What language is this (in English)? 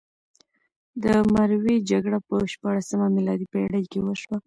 Pashto